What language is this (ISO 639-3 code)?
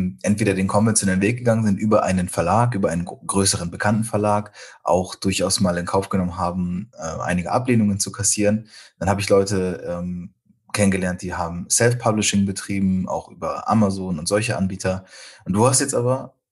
deu